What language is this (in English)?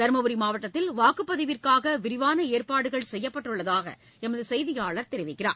Tamil